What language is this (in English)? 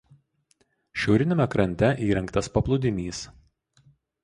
Lithuanian